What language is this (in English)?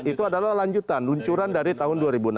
Indonesian